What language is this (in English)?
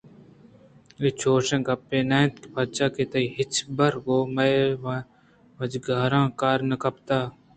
Eastern Balochi